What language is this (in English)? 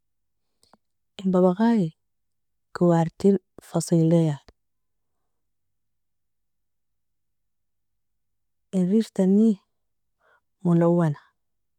Nobiin